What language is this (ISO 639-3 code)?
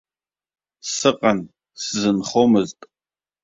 abk